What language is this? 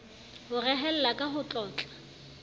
Southern Sotho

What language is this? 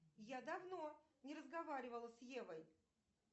Russian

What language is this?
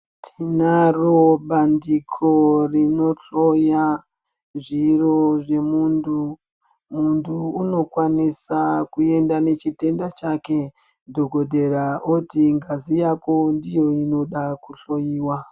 Ndau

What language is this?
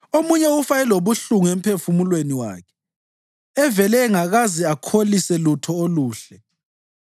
North Ndebele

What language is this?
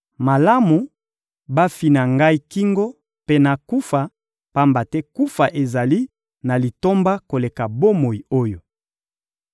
Lingala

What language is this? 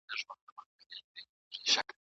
Pashto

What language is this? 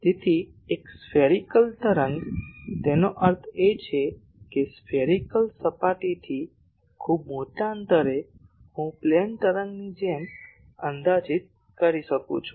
Gujarati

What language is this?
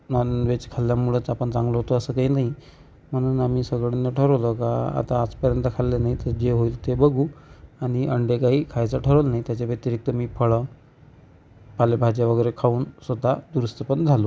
Marathi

